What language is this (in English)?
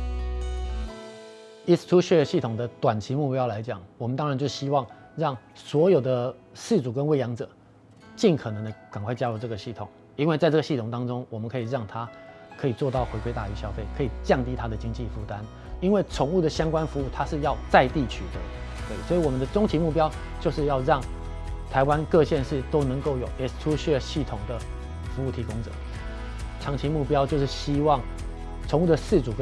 Chinese